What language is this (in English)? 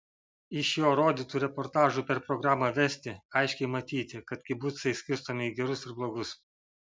Lithuanian